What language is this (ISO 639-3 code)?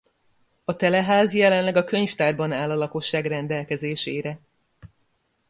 hun